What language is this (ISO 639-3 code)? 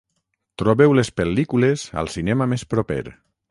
cat